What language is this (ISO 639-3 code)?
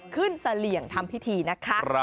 tha